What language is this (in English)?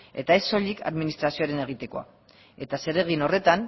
Basque